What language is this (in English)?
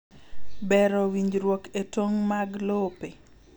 Luo (Kenya and Tanzania)